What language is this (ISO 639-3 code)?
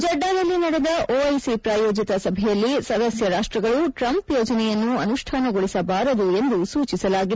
kan